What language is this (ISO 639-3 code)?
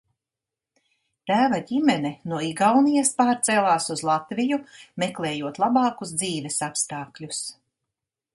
lav